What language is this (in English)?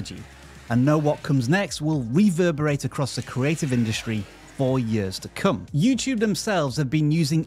English